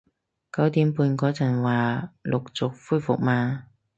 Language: Cantonese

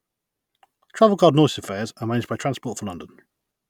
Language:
English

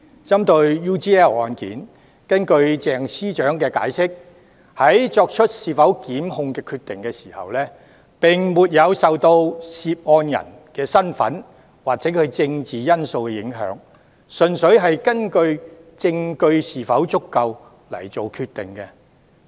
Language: Cantonese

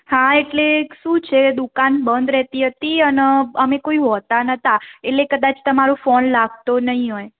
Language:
Gujarati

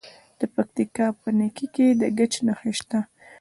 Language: Pashto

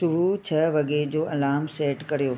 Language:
Sindhi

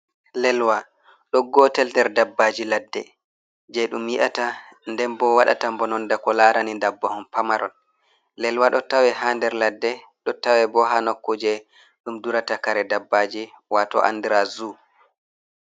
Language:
Fula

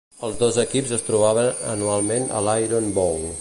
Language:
Catalan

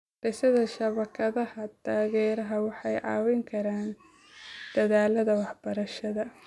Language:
Somali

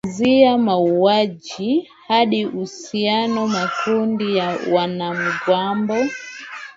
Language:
Swahili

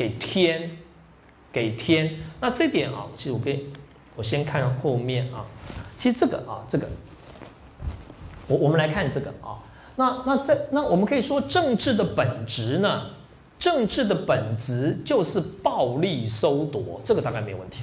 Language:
Chinese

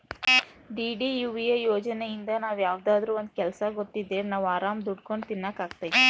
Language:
Kannada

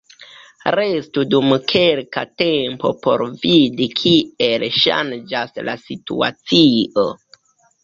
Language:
Esperanto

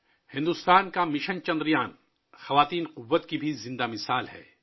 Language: Urdu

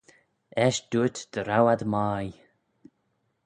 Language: Manx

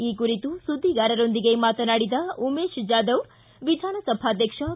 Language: Kannada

